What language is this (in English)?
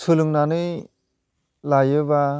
Bodo